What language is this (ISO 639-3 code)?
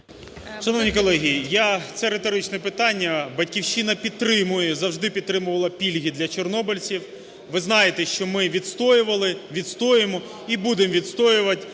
ukr